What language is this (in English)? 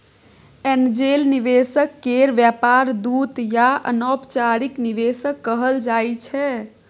Maithili